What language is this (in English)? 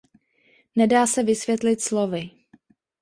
Czech